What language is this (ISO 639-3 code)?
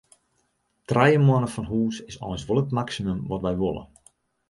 fry